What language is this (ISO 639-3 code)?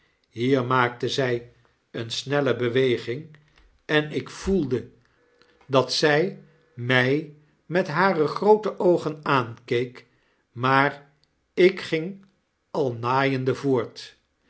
nld